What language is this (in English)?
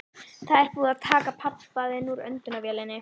Icelandic